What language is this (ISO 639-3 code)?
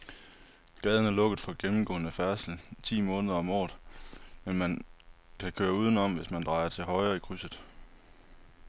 dan